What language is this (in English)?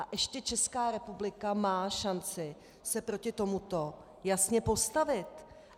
Czech